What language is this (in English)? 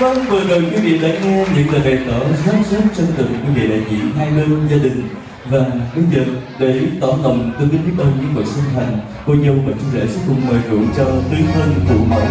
Vietnamese